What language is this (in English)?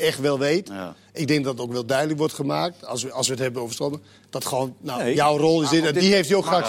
Dutch